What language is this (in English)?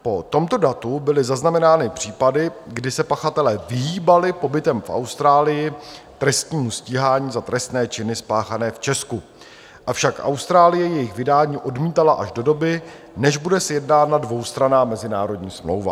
Czech